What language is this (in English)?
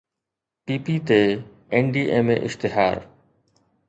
Sindhi